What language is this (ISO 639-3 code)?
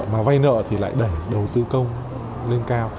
vie